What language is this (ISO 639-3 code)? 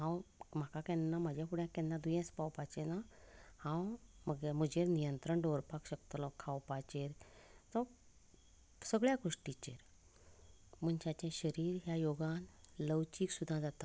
kok